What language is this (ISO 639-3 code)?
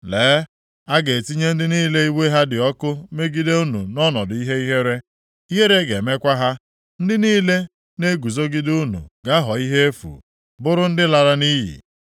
ibo